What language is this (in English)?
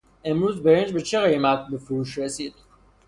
Persian